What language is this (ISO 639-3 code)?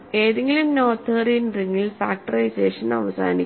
mal